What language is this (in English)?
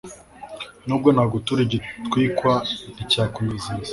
Kinyarwanda